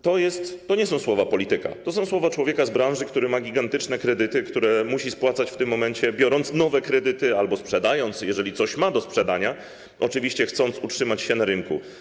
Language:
Polish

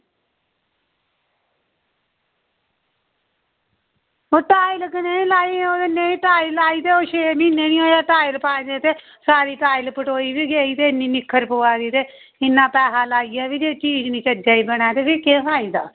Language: Dogri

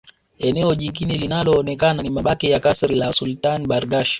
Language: Swahili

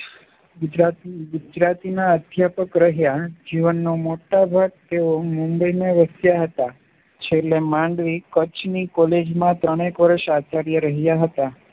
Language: Gujarati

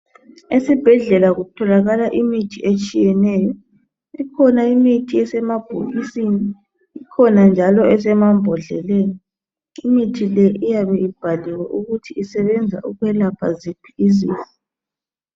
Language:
North Ndebele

